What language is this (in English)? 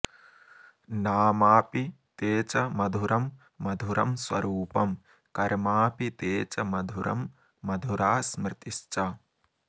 Sanskrit